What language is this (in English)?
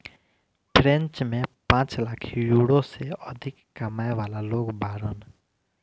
Bhojpuri